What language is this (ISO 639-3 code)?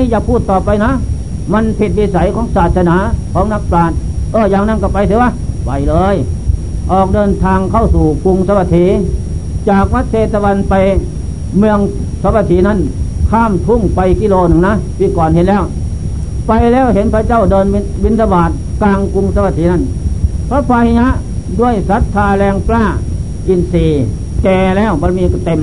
tha